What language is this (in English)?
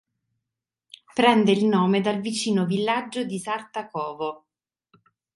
Italian